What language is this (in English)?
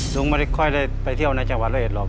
Thai